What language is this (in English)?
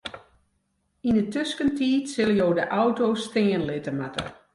Western Frisian